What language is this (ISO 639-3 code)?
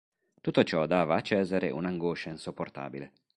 ita